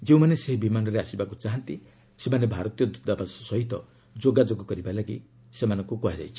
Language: Odia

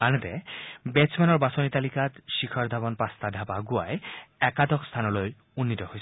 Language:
Assamese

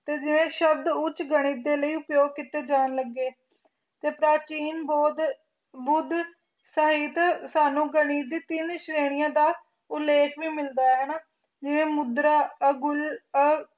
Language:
Punjabi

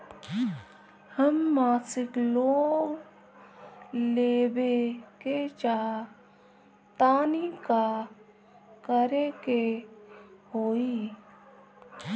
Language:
Bhojpuri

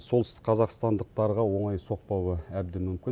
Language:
Kazakh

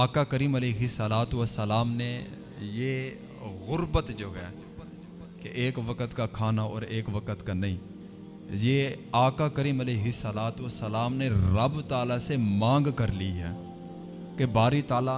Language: Urdu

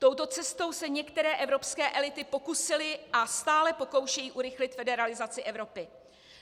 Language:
Czech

